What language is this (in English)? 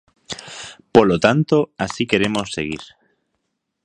Galician